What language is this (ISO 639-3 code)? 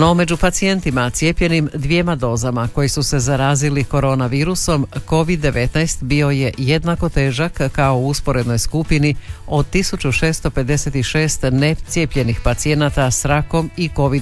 hrv